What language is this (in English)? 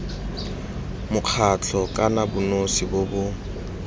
Tswana